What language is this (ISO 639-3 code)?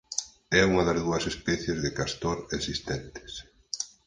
glg